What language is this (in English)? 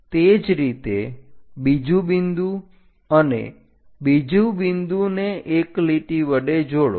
Gujarati